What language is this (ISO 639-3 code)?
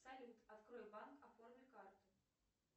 rus